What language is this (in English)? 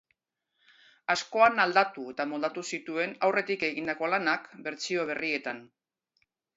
Basque